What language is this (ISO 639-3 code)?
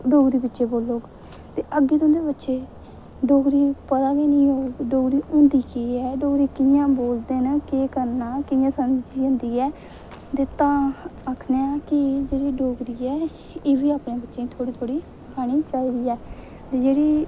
doi